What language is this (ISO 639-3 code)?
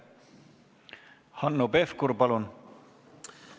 est